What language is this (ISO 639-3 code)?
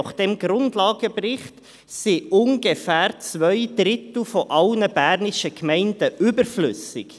gsw